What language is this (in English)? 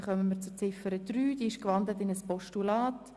Swiss German